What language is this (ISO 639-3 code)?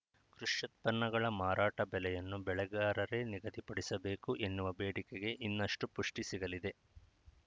kan